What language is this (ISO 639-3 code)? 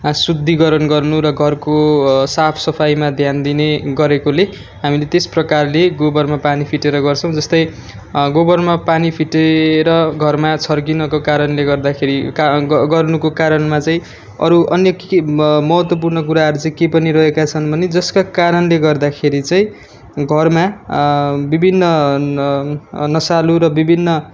nep